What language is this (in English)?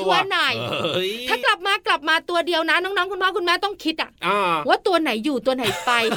Thai